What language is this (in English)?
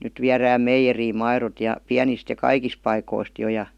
Finnish